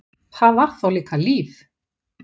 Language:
Icelandic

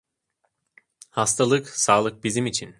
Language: Turkish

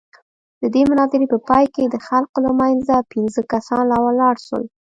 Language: Pashto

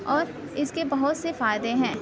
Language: Urdu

